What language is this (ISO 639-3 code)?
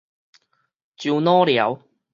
nan